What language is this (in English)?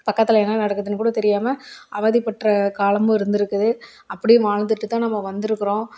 Tamil